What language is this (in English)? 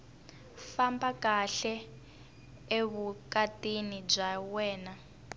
Tsonga